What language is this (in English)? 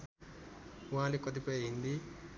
Nepali